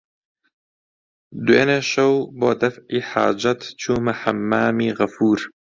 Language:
Central Kurdish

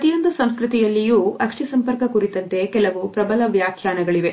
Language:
Kannada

